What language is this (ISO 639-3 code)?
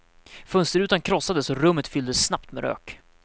swe